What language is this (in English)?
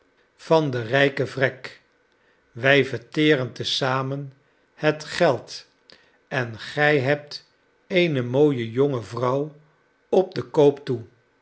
Dutch